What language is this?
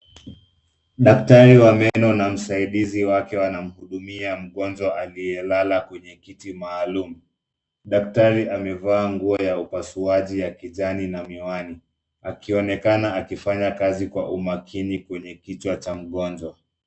Swahili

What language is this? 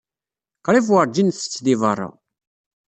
Kabyle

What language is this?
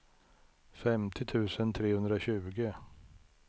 Swedish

